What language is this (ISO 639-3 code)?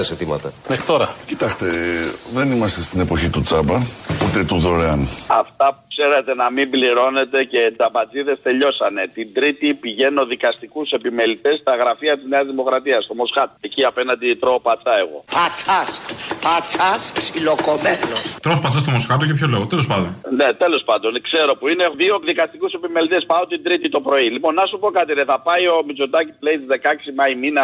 ell